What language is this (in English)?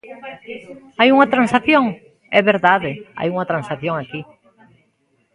Galician